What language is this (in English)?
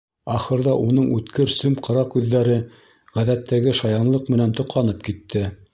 Bashkir